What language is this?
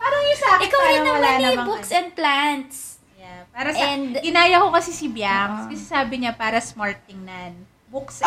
Filipino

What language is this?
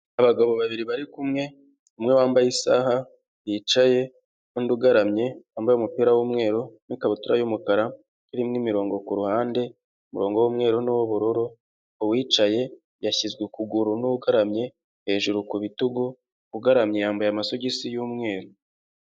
Kinyarwanda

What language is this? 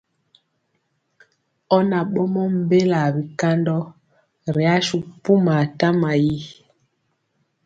Mpiemo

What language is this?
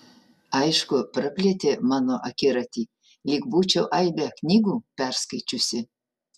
Lithuanian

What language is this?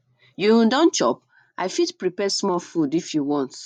Nigerian Pidgin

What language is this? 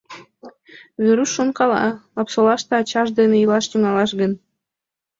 Mari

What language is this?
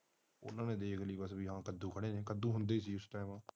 Punjabi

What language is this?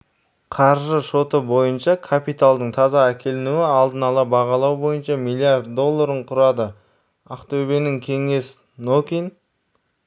Kazakh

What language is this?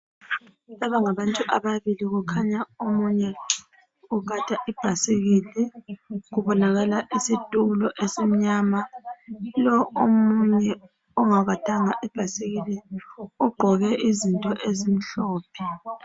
North Ndebele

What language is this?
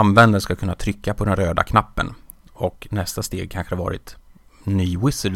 Swedish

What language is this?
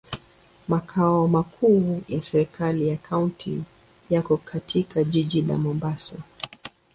Swahili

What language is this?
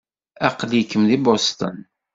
Kabyle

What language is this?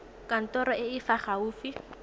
Tswana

